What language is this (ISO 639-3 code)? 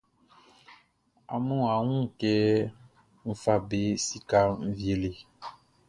bci